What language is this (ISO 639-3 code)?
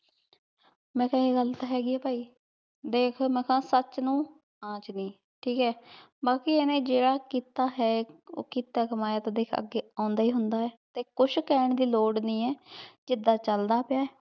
pan